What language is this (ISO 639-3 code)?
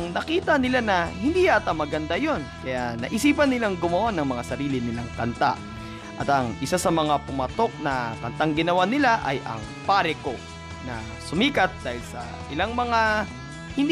fil